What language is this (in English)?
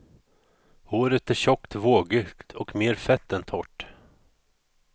Swedish